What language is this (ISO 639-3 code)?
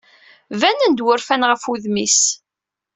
kab